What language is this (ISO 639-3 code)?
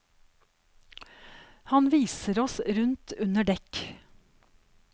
nor